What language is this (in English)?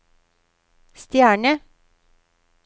Norwegian